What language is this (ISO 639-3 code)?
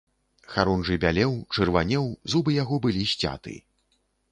bel